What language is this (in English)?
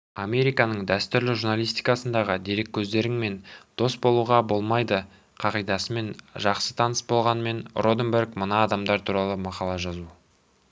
Kazakh